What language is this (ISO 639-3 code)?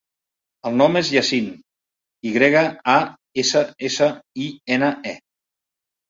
cat